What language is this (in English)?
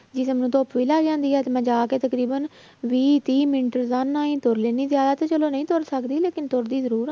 Punjabi